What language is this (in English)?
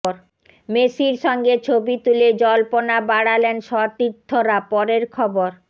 Bangla